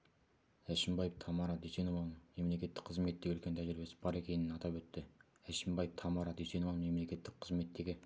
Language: Kazakh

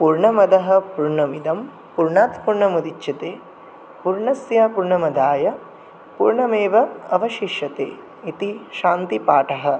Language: Sanskrit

